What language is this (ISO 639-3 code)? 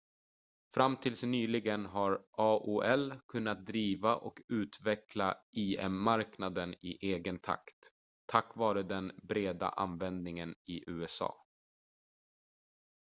swe